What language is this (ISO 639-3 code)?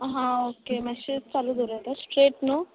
kok